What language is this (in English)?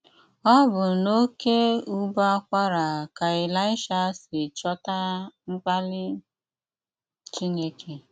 Igbo